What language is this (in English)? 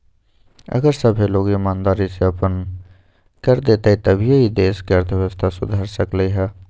Magahi